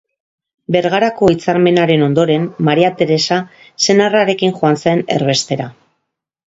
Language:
Basque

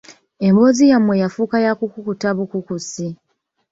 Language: Ganda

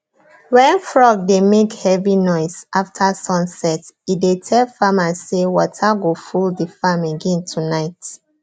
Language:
Nigerian Pidgin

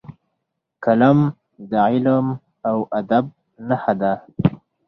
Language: Pashto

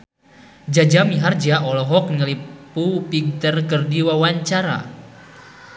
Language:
Sundanese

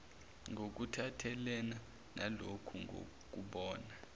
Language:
Zulu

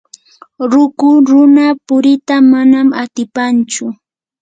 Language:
Yanahuanca Pasco Quechua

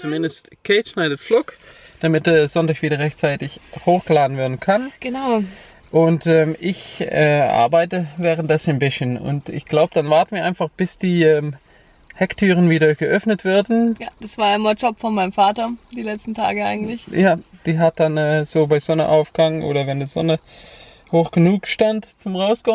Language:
German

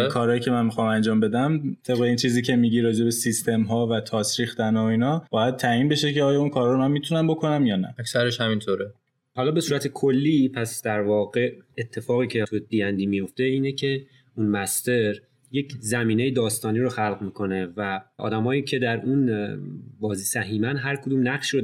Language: Persian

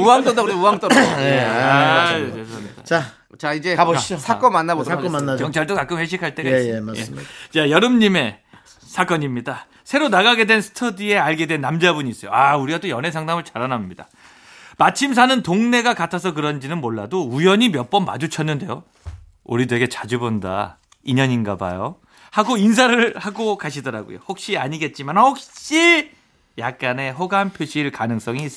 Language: Korean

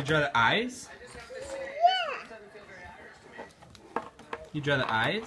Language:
English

